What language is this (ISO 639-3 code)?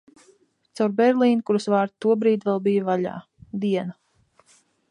lav